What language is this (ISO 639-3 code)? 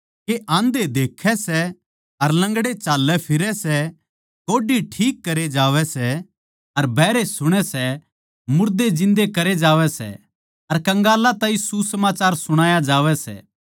bgc